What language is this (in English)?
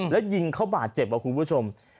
Thai